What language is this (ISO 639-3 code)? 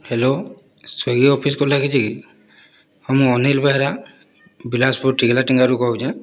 ori